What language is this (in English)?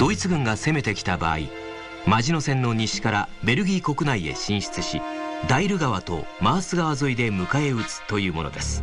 Japanese